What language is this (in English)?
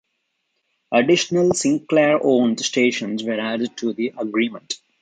English